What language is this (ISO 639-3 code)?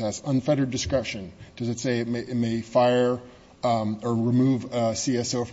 eng